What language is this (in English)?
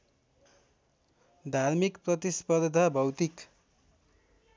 Nepali